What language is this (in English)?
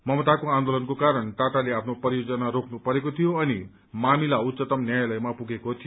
Nepali